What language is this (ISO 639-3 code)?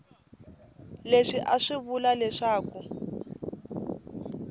tso